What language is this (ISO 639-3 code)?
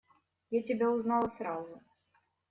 rus